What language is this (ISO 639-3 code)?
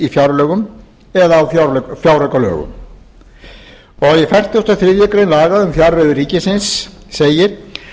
isl